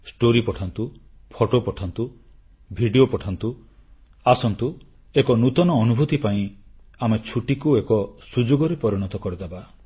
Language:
Odia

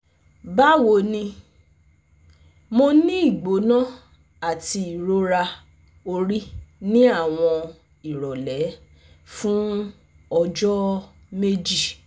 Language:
Yoruba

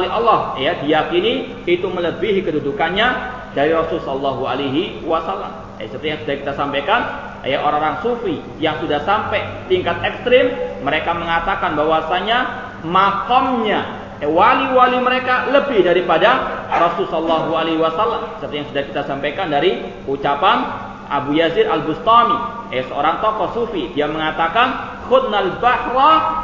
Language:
Malay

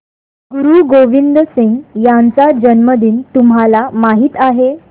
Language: Marathi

